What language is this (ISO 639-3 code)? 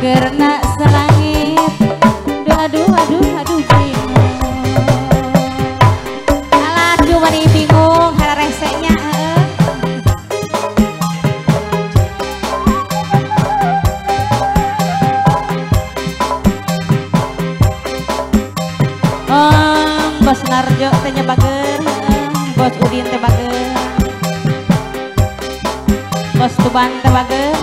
ind